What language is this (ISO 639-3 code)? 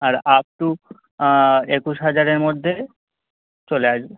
ben